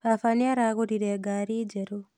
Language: Kikuyu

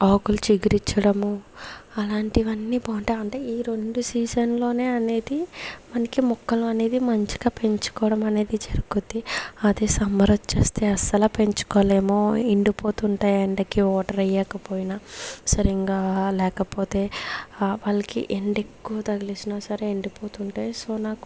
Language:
Telugu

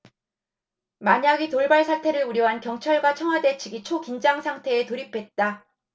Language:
Korean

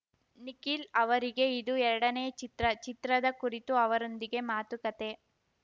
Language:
Kannada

